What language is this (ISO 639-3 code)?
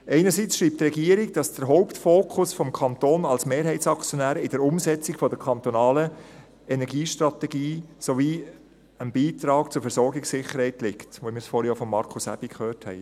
gsw